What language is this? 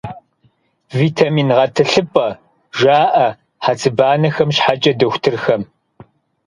Kabardian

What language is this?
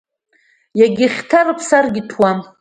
Abkhazian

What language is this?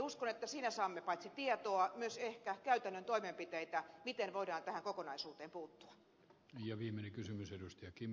Finnish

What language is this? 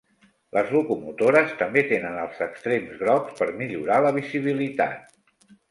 Catalan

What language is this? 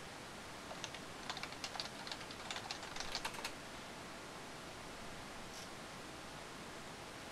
Japanese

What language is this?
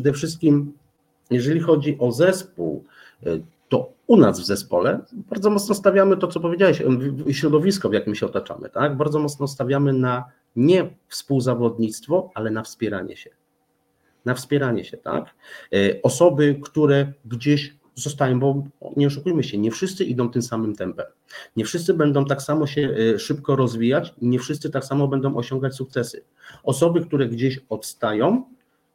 Polish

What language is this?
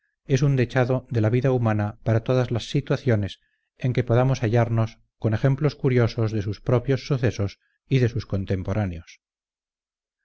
Spanish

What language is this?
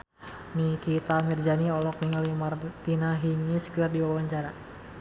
Sundanese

